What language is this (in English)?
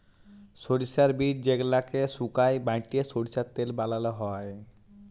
Bangla